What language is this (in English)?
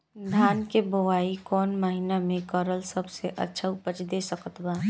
Bhojpuri